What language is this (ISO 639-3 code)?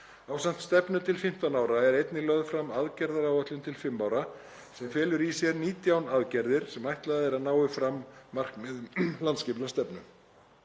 isl